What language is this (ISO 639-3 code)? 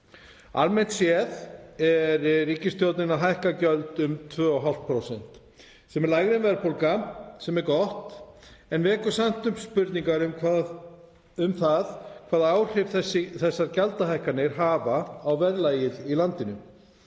isl